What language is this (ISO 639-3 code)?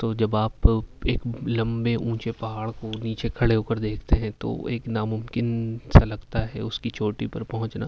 urd